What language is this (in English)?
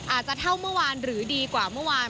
Thai